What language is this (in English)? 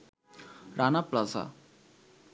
Bangla